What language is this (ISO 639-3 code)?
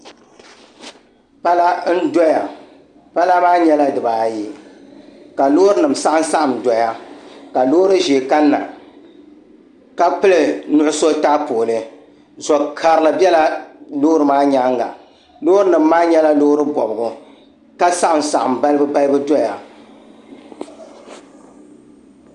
dag